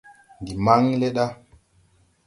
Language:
Tupuri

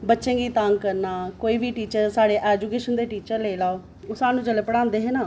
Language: Dogri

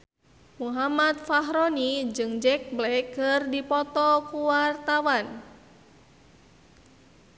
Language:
Sundanese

